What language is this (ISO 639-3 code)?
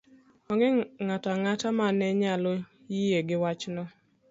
luo